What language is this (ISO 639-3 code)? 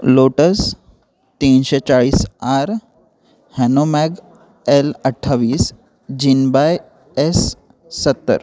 mar